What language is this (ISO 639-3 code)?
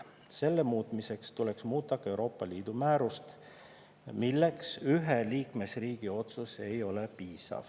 est